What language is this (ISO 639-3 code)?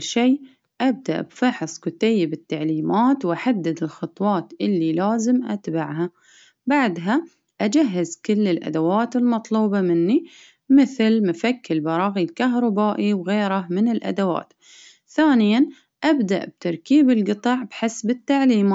abv